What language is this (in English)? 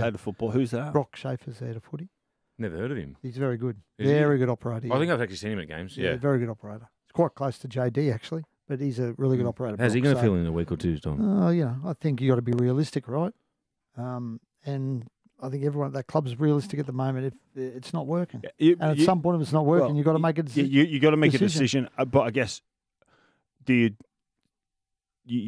English